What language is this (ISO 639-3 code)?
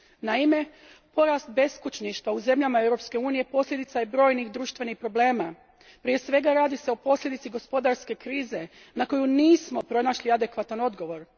hrv